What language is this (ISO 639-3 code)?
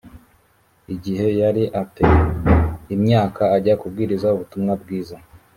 kin